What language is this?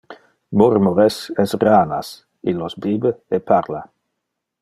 Interlingua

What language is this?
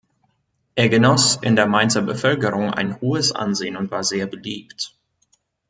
German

